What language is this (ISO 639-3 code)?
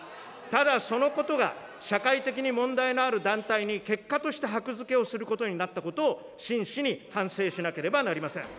jpn